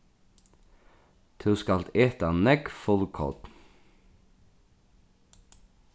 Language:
Faroese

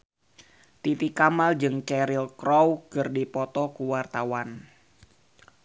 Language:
Sundanese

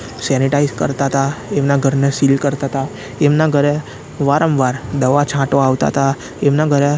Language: Gujarati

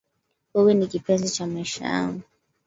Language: Swahili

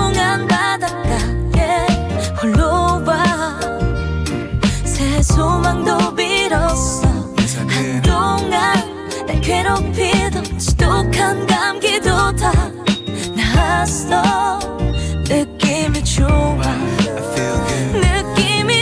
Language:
English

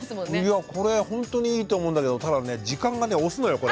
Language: Japanese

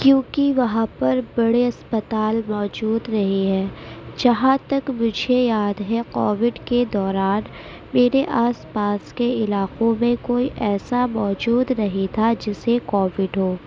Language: Urdu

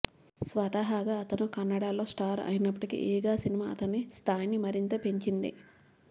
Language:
Telugu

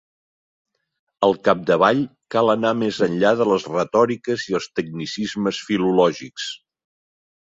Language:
Catalan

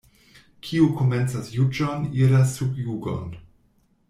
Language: Esperanto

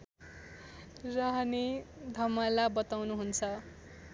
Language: Nepali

